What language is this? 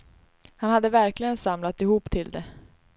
Swedish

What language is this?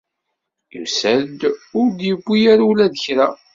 Kabyle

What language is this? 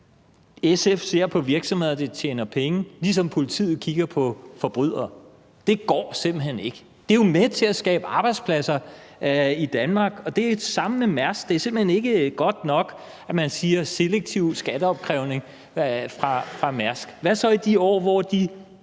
Danish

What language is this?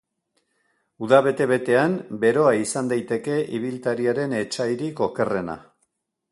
Basque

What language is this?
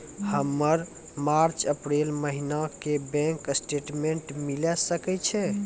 Maithili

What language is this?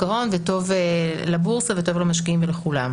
Hebrew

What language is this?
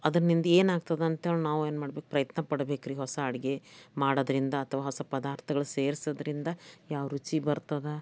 Kannada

